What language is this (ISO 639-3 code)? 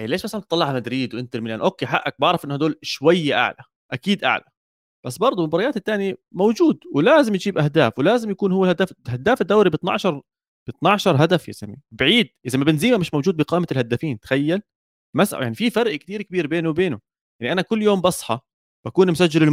ara